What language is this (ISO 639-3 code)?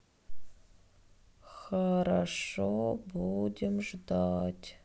rus